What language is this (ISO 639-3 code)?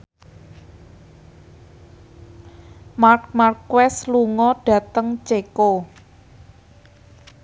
jav